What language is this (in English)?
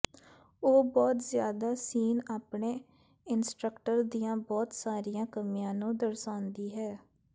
Punjabi